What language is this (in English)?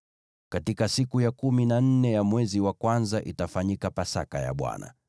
Swahili